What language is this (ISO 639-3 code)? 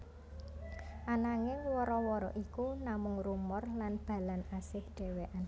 jav